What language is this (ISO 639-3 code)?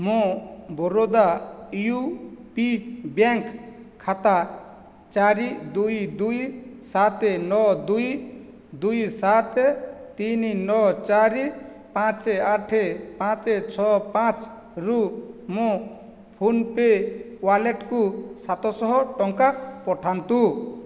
ori